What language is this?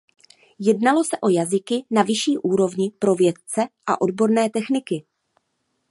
Czech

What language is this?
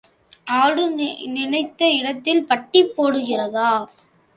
Tamil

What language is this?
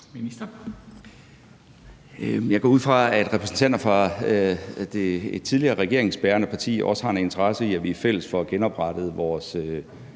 Danish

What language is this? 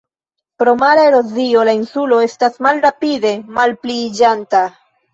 Esperanto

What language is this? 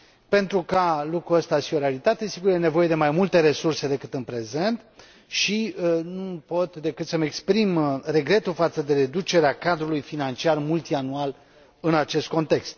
Romanian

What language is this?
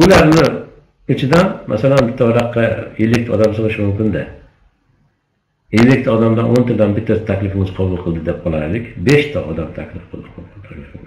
Turkish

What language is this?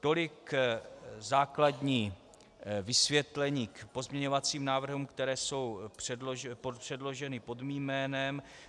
Czech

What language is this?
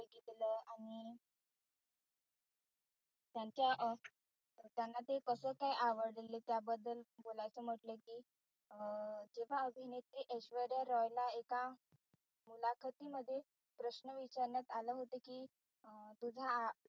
Marathi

